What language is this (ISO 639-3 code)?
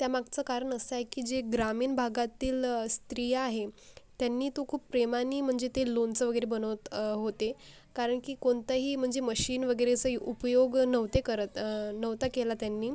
mar